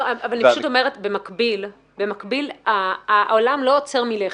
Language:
Hebrew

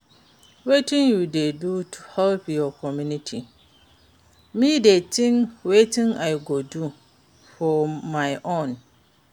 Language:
Nigerian Pidgin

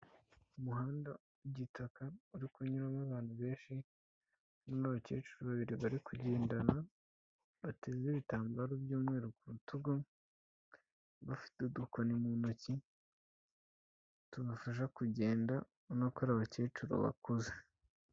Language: Kinyarwanda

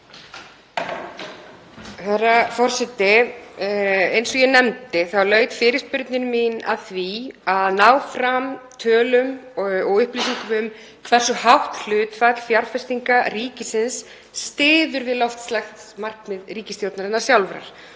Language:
Icelandic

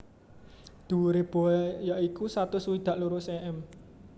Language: Javanese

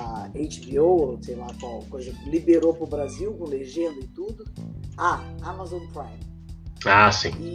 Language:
Portuguese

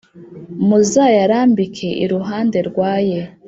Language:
Kinyarwanda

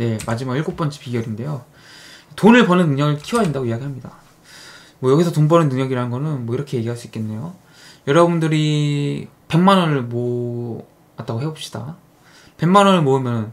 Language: Korean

